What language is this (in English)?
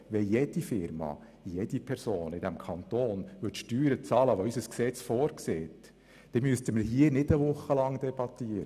Swiss German